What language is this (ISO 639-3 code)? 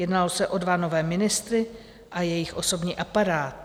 ces